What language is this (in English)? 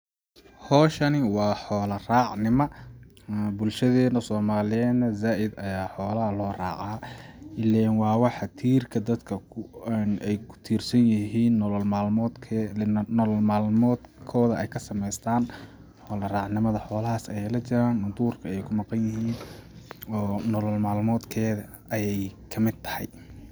Somali